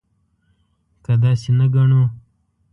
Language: Pashto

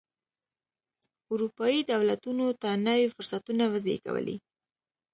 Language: Pashto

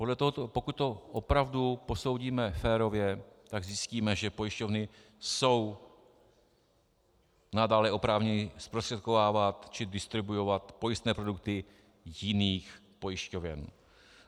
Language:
Czech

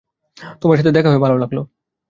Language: Bangla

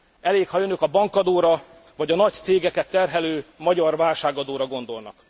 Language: Hungarian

